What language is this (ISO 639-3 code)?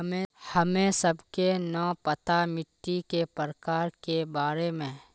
mag